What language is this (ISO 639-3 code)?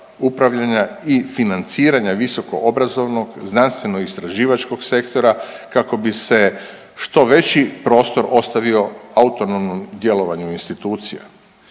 hrv